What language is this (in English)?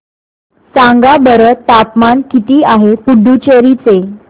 Marathi